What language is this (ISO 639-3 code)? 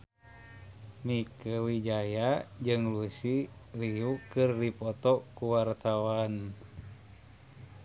sun